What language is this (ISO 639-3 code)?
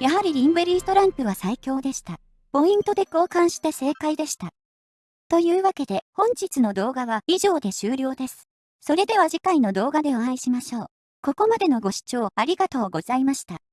jpn